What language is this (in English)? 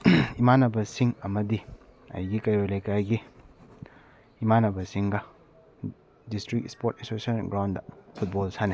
Manipuri